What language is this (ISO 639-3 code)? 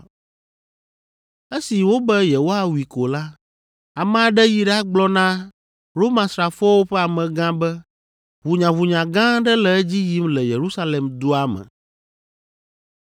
ewe